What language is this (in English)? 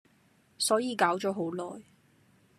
Cantonese